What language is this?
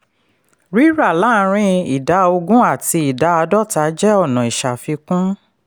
Yoruba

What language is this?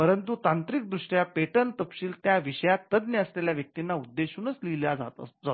Marathi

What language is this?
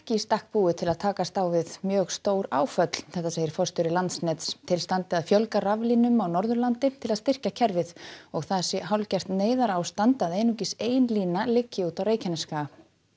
Icelandic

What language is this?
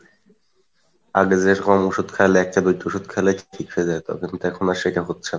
Bangla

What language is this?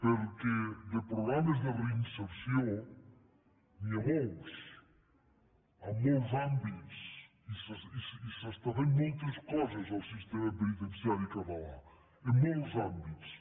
Catalan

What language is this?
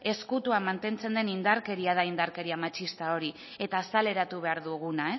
Basque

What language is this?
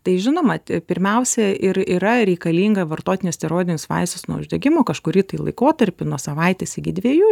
Lithuanian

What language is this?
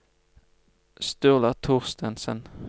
Norwegian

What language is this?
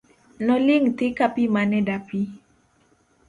Luo (Kenya and Tanzania)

